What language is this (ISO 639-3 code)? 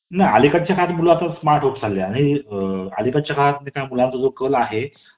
mar